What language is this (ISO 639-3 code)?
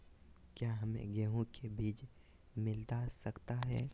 mag